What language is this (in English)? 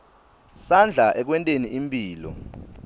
Swati